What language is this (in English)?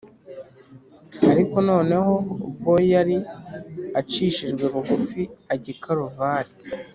Kinyarwanda